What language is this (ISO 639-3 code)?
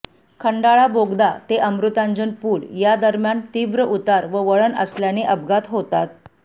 mar